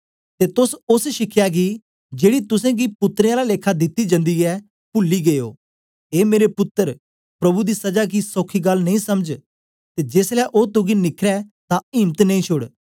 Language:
Dogri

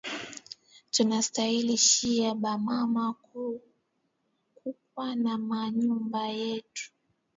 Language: Swahili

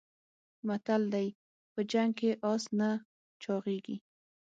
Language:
Pashto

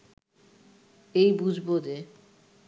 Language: Bangla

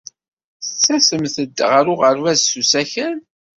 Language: Kabyle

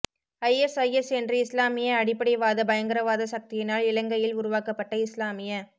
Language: Tamil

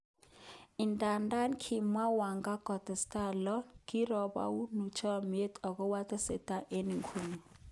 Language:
Kalenjin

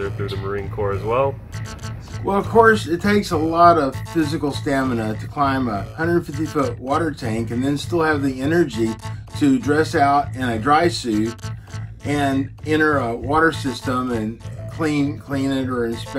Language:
English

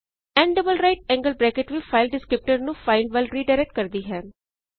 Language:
Punjabi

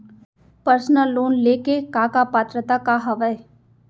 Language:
Chhattisgarhi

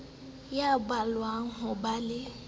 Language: Southern Sotho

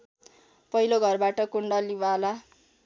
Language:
Nepali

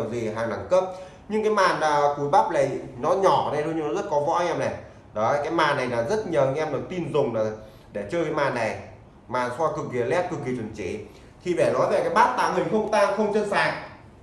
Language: Vietnamese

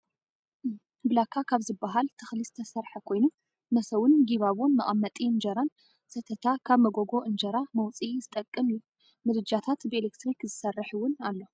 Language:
Tigrinya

